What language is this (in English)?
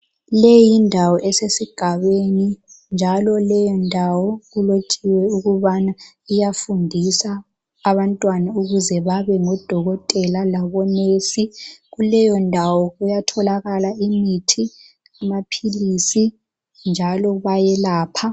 North Ndebele